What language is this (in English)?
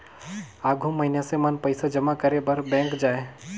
Chhattisgarhi